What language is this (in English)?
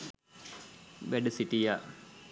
Sinhala